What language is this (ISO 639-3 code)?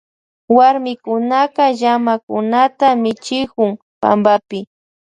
qvj